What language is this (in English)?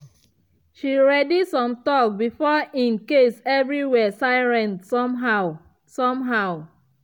Nigerian Pidgin